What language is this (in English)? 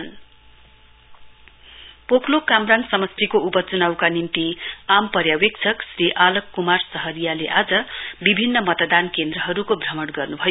Nepali